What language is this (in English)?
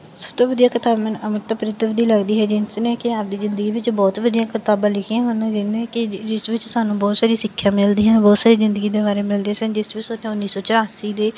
Punjabi